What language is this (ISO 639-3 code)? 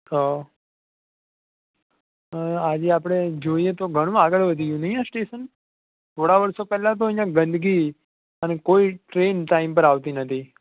guj